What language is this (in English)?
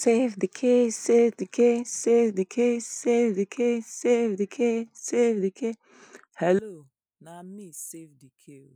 Nigerian Pidgin